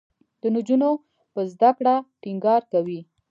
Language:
Pashto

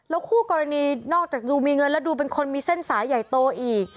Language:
Thai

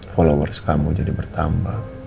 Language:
Indonesian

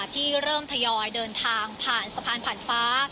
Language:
Thai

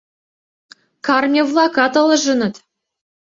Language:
Mari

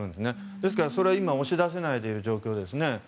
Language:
Japanese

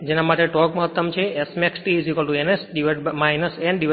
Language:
Gujarati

